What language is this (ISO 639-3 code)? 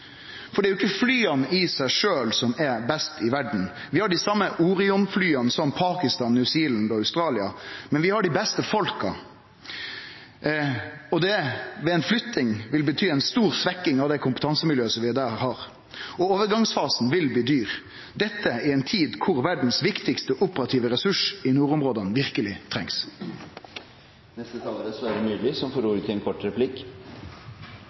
nor